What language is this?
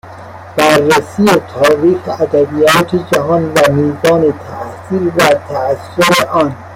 Persian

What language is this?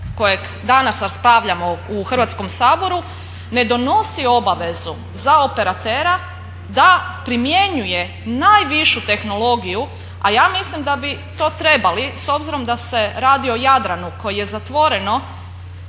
Croatian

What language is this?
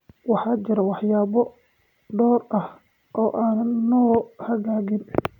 Somali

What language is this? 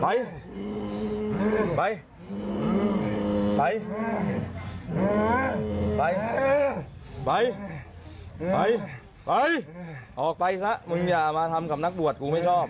Thai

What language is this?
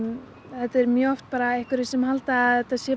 Icelandic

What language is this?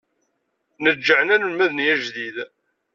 Kabyle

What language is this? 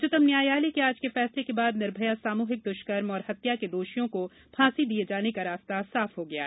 Hindi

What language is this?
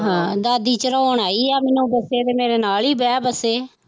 Punjabi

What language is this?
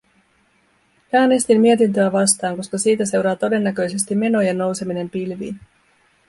Finnish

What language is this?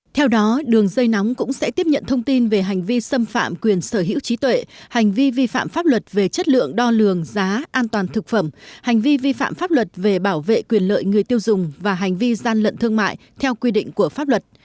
Vietnamese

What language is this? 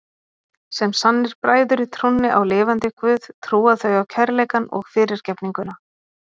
Icelandic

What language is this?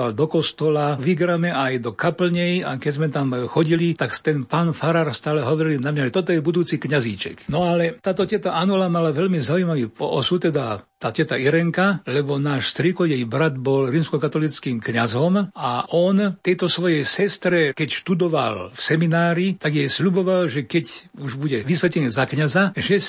Slovak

